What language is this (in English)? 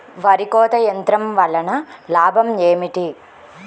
Telugu